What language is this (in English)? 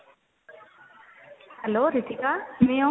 Punjabi